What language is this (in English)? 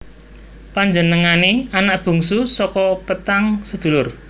Javanese